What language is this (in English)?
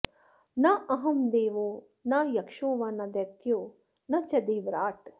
Sanskrit